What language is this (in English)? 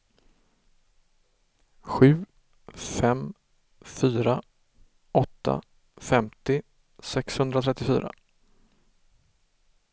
Swedish